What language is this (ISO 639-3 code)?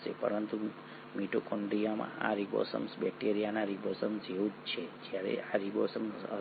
guj